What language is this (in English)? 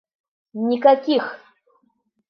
Bashkir